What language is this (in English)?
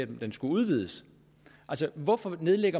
Danish